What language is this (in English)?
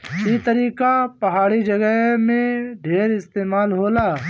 Bhojpuri